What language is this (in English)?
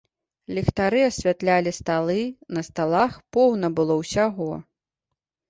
Belarusian